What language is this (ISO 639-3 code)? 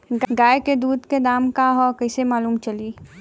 bho